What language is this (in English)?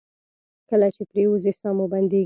Pashto